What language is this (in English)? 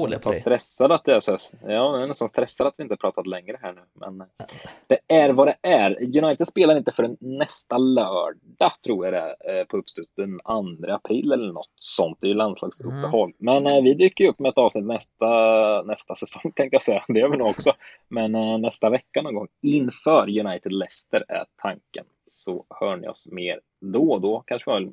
Swedish